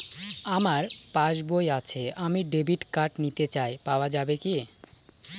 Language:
Bangla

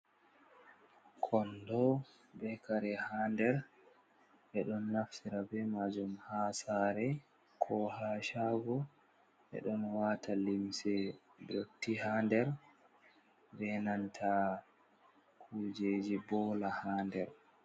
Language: Fula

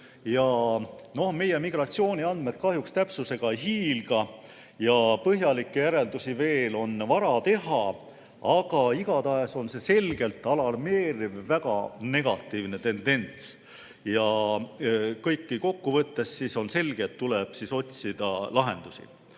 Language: Estonian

